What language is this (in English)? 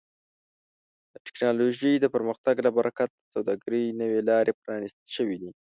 Pashto